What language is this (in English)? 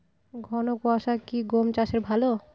Bangla